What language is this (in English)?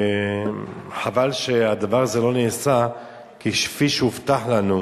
Hebrew